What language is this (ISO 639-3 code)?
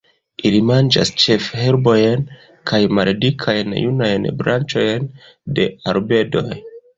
epo